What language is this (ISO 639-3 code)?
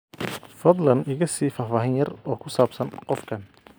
som